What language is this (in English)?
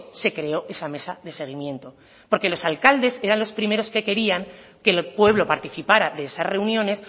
Spanish